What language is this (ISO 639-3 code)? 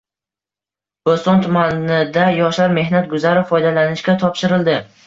uzb